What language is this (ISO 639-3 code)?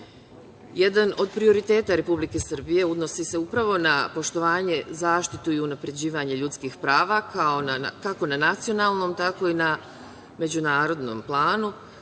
srp